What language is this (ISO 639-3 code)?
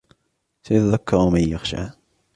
ara